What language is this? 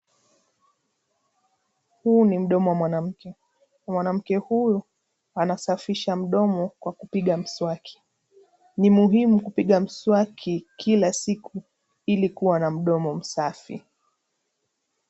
Swahili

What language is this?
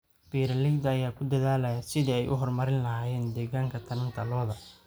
Somali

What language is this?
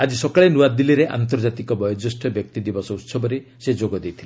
Odia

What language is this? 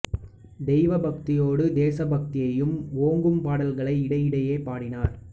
Tamil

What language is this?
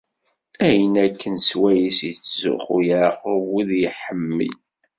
Kabyle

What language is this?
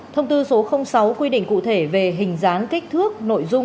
Vietnamese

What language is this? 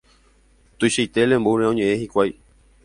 Guarani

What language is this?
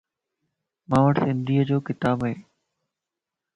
Lasi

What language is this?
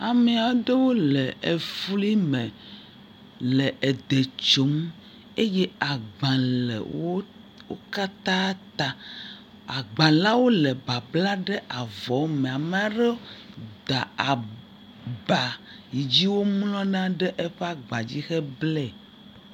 Ewe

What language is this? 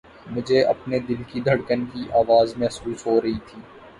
Urdu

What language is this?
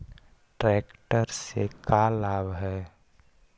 Magahi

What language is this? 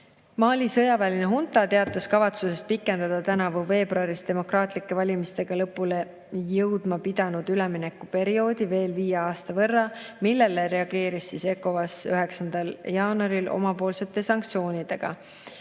Estonian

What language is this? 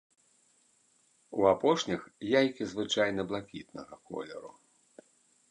Belarusian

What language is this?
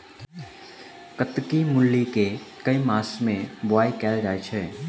Maithili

